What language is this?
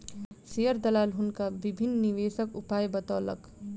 Maithili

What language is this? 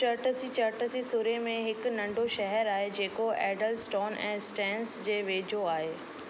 Sindhi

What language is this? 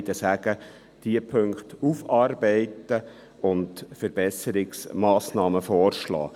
Swiss German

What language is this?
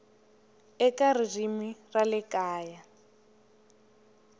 Tsonga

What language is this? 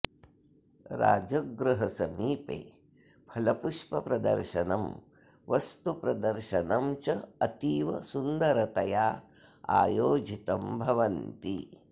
Sanskrit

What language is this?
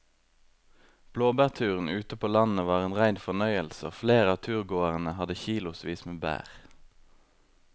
Norwegian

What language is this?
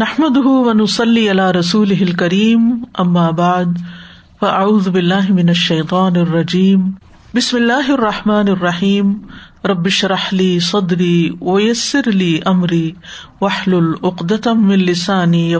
Urdu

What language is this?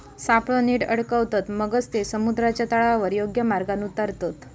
Marathi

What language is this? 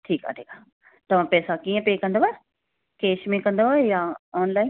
Sindhi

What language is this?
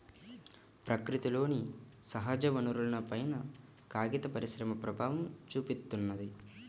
Telugu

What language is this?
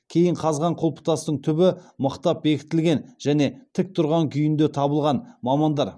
Kazakh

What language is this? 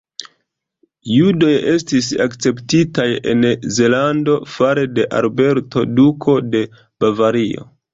Esperanto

